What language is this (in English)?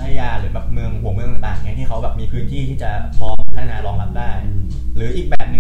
Thai